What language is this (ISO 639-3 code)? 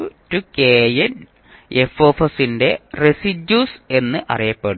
mal